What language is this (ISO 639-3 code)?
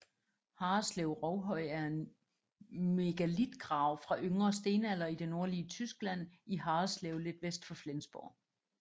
dan